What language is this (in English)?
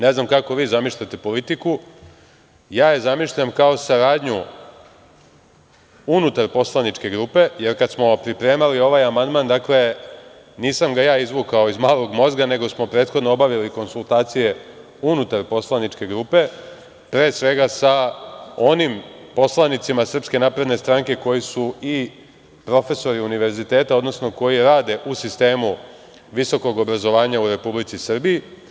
Serbian